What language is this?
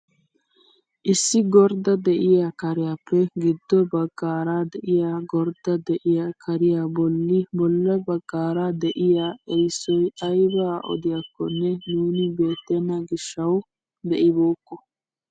Wolaytta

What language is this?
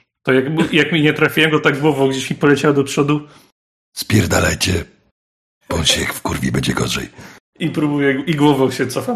Polish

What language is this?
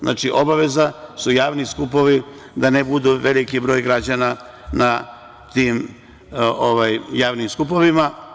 Serbian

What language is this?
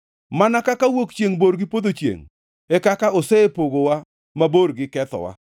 Luo (Kenya and Tanzania)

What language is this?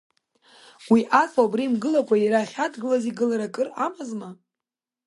Abkhazian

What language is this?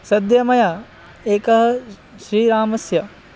Sanskrit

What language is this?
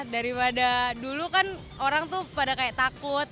Indonesian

